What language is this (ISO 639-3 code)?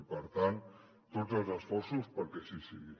cat